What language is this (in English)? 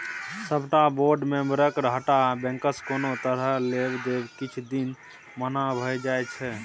Maithili